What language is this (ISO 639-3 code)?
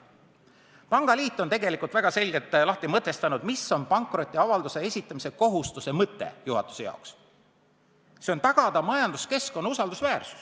est